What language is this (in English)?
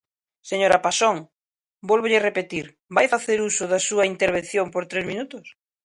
Galician